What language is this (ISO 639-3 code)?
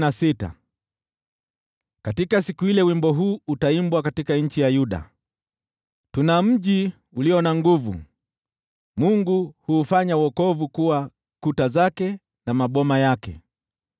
swa